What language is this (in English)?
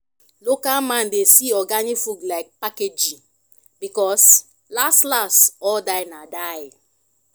Nigerian Pidgin